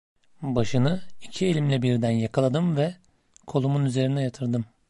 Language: Turkish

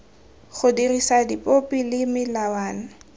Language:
Tswana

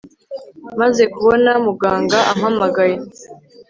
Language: Kinyarwanda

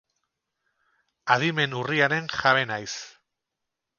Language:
Basque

